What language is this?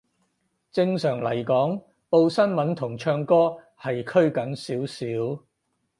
Cantonese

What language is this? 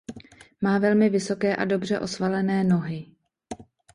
Czech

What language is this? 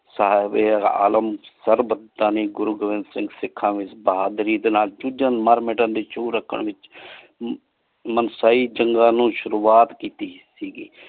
Punjabi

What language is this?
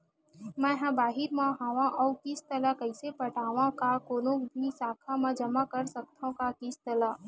Chhattisgarhi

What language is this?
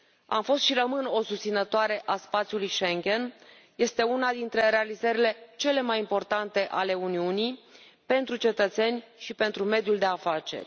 Romanian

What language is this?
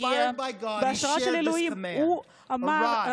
Hebrew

